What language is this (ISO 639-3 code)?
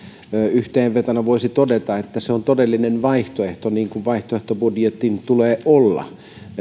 fin